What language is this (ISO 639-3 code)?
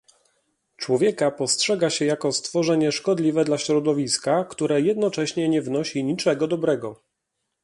pol